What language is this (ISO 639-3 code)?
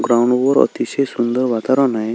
mar